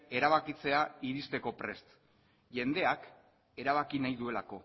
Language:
Basque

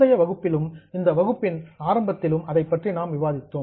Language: Tamil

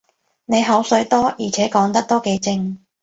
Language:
Cantonese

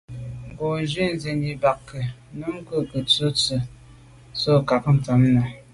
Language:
Medumba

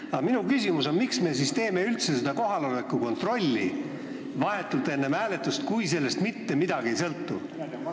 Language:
Estonian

